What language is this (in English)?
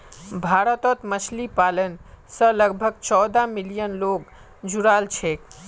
Magahi